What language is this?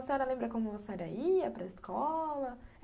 Portuguese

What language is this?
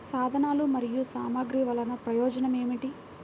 Telugu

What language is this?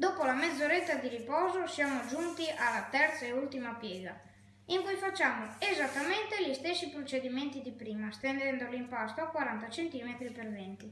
Italian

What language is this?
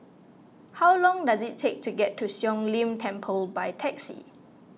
English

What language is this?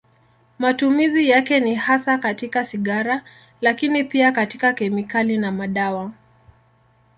Swahili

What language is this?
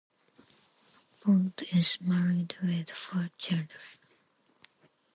English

